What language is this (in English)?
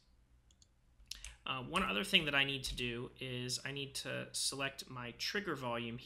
English